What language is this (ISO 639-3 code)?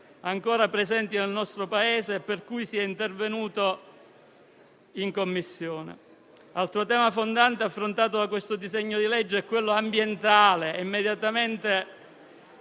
ita